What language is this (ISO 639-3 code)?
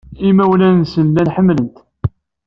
kab